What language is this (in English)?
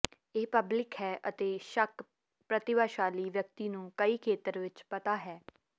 Punjabi